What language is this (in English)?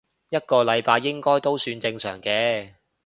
Cantonese